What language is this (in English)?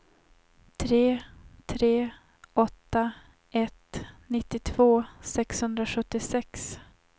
Swedish